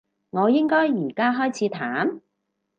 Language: Cantonese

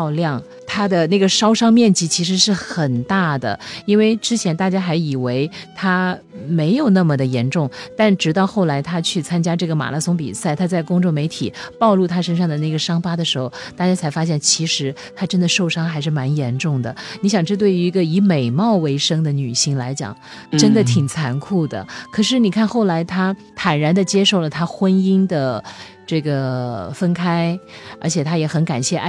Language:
Chinese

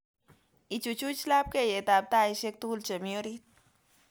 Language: Kalenjin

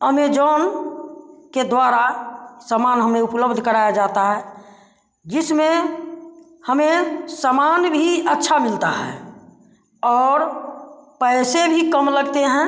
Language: Hindi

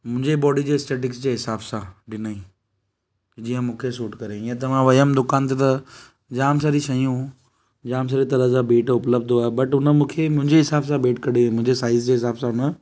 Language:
Sindhi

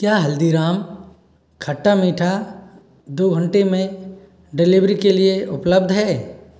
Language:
Hindi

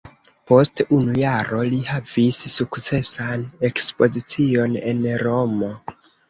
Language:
Esperanto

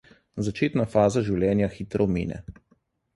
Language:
Slovenian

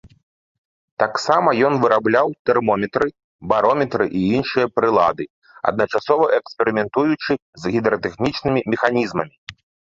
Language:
Belarusian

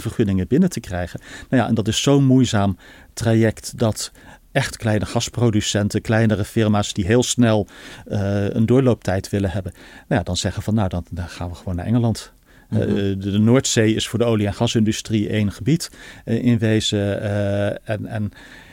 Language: Dutch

